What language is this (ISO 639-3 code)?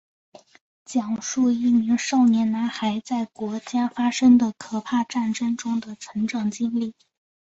zho